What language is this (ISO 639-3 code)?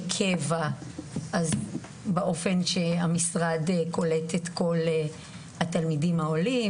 heb